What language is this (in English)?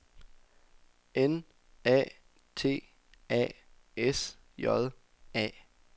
Danish